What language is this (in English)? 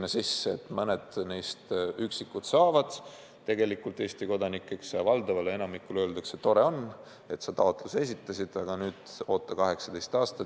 Estonian